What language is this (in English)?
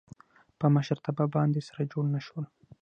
Pashto